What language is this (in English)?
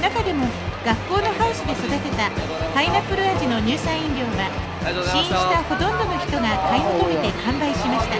Japanese